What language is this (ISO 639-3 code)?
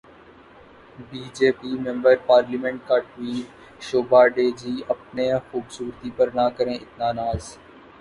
urd